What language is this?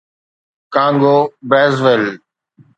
Sindhi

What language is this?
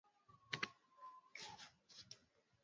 Swahili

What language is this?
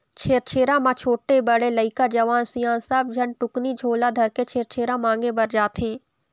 Chhattisgarhi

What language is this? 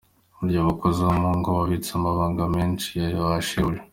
Kinyarwanda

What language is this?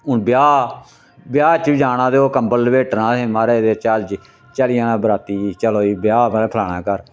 Dogri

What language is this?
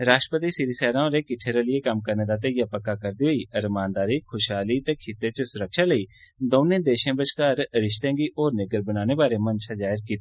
Dogri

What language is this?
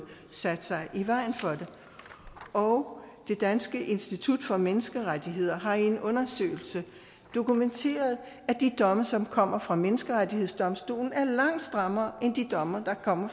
Danish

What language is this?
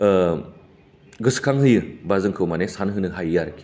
Bodo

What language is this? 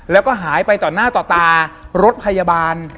Thai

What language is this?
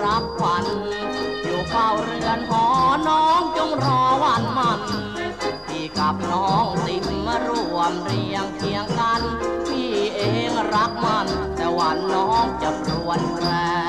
Thai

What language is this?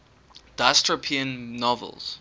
English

